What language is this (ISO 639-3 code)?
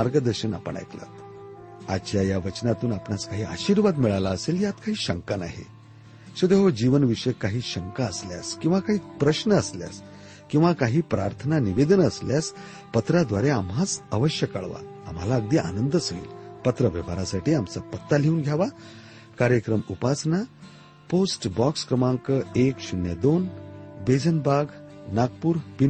mar